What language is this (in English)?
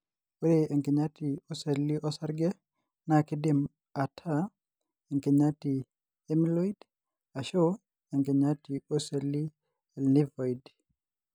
Masai